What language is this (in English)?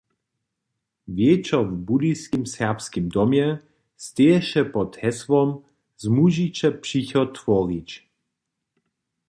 Upper Sorbian